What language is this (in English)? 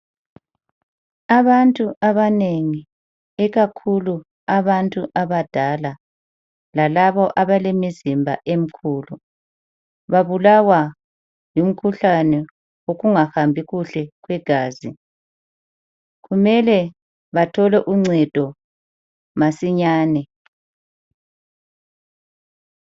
North Ndebele